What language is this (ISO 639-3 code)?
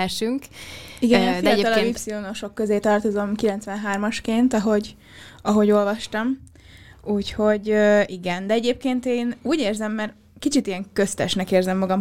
hun